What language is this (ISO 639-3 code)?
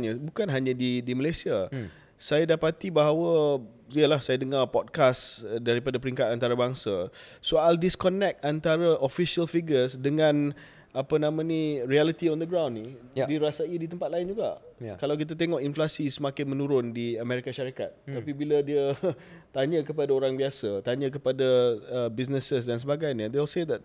msa